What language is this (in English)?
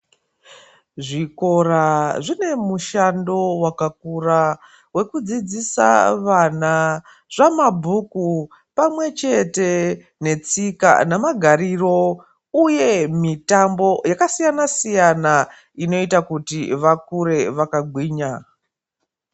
Ndau